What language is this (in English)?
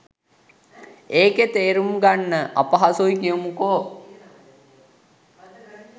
Sinhala